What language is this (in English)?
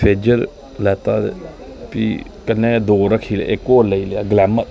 Dogri